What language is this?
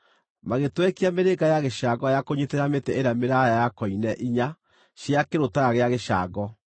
Kikuyu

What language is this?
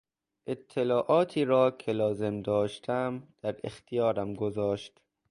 Persian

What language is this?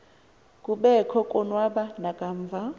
Xhosa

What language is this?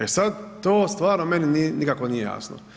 Croatian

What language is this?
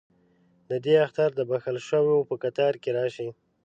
Pashto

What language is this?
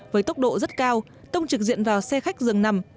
Vietnamese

